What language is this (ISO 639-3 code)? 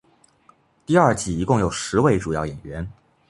zho